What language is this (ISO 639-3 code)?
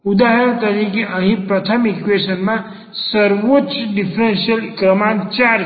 guj